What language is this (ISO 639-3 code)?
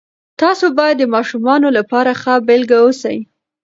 pus